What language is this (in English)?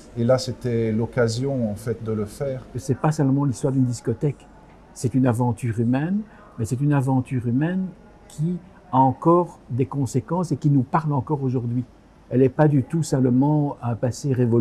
French